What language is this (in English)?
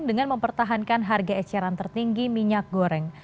Indonesian